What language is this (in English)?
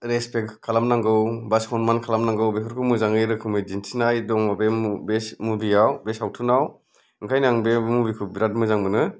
Bodo